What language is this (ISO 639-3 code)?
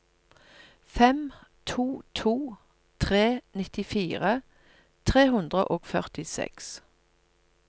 nor